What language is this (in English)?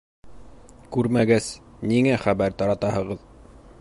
Bashkir